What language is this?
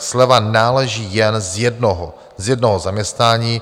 Czech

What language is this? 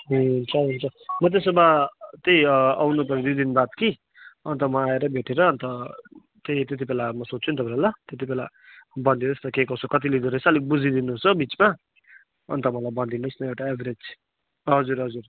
Nepali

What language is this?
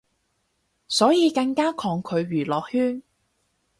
Cantonese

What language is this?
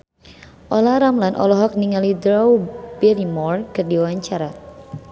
Sundanese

